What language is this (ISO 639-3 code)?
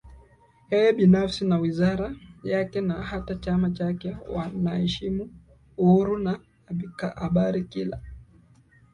swa